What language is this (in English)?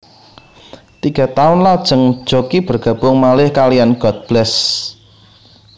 Javanese